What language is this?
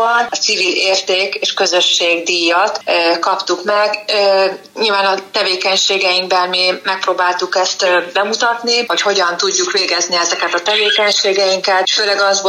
Hungarian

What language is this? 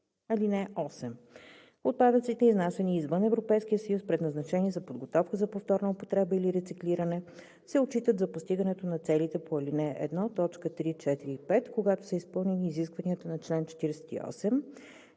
Bulgarian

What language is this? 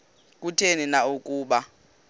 Xhosa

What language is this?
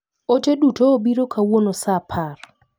Luo (Kenya and Tanzania)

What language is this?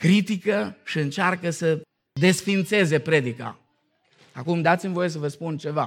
Romanian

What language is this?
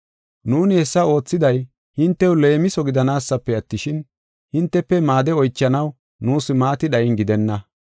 Gofa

